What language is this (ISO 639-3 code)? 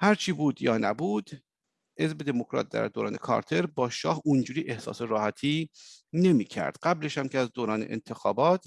fas